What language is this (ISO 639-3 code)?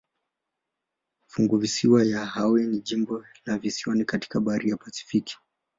swa